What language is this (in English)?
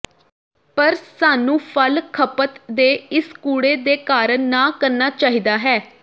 Punjabi